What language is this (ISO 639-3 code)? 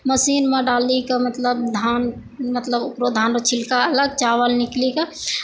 mai